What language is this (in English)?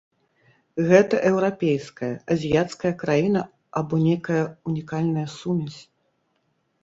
Belarusian